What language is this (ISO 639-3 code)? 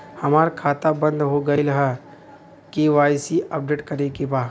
bho